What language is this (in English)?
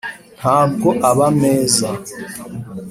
Kinyarwanda